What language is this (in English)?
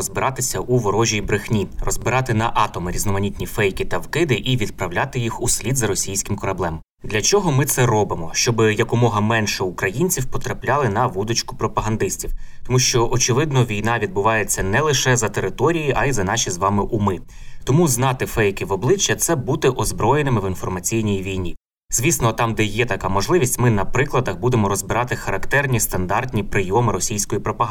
Ukrainian